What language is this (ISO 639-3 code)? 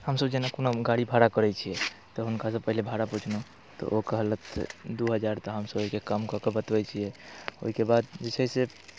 mai